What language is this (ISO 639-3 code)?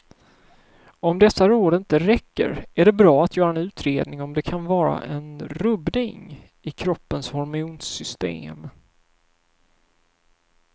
swe